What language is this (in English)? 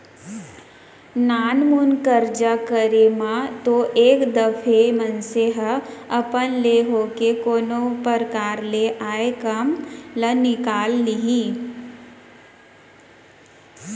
Chhattisgarhi